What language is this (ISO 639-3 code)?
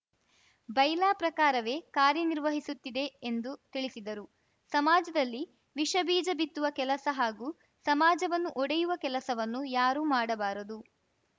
kan